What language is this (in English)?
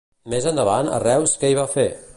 Catalan